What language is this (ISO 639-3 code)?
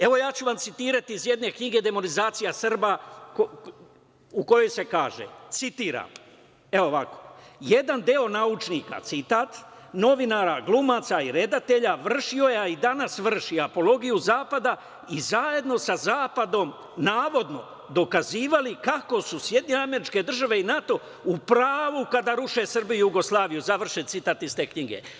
srp